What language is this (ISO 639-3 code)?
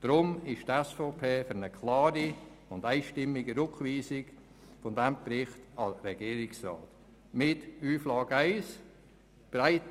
gsw